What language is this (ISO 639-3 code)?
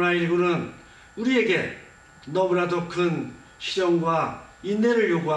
kor